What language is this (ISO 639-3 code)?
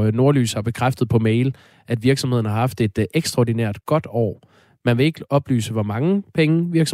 dan